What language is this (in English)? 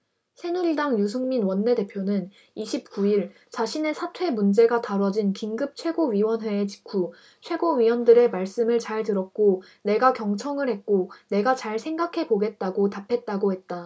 Korean